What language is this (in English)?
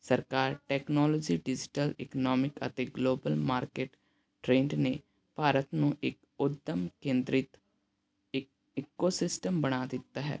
Punjabi